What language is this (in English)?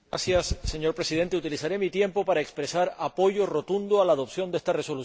Spanish